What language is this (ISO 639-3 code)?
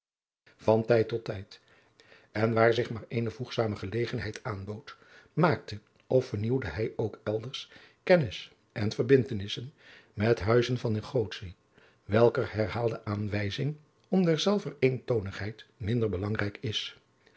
nld